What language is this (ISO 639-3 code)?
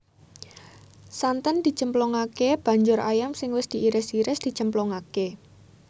jav